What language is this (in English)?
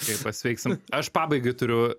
Lithuanian